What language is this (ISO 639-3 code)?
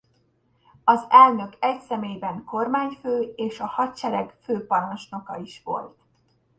hun